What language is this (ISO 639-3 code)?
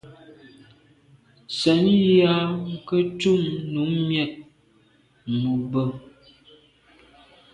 byv